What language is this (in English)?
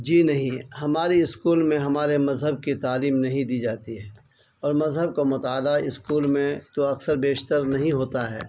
Urdu